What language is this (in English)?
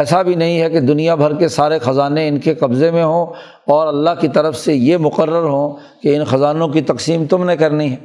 Urdu